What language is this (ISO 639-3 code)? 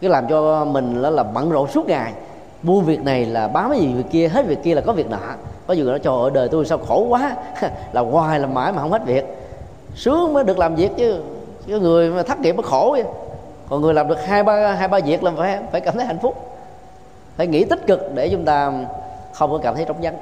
vie